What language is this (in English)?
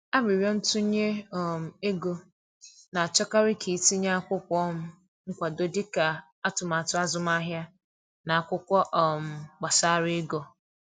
Igbo